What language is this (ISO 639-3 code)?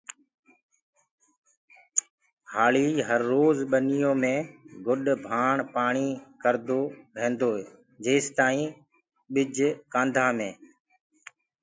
ggg